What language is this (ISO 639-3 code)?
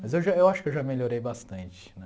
por